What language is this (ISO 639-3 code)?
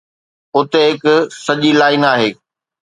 snd